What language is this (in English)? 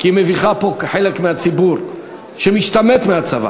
Hebrew